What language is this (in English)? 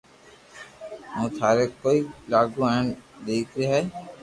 Loarki